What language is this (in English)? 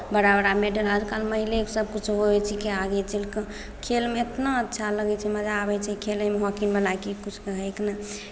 Maithili